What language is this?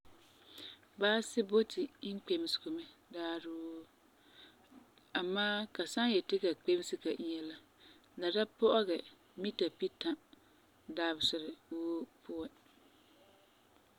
Frafra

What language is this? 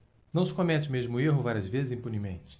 Portuguese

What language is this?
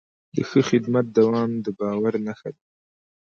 Pashto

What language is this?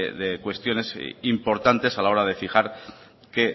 Spanish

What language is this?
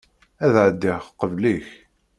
Kabyle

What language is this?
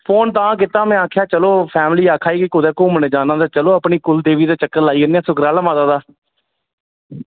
Dogri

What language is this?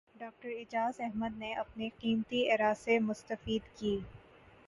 Urdu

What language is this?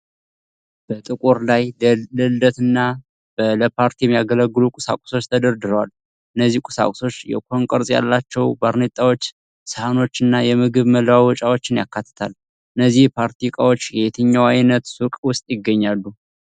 Amharic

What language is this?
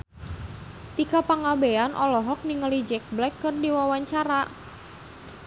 Sundanese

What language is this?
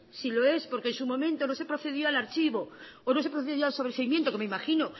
Spanish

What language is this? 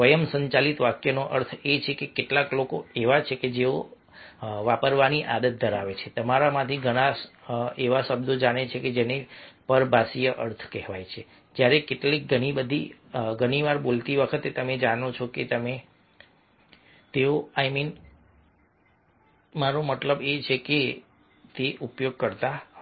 Gujarati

